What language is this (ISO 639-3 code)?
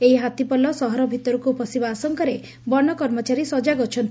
ori